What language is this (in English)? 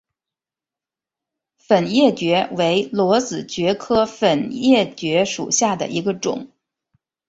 Chinese